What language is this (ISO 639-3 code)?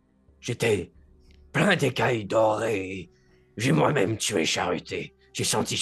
fra